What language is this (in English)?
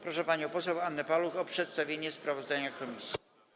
Polish